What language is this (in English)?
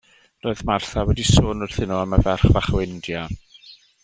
Welsh